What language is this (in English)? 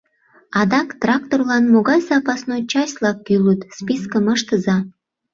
Mari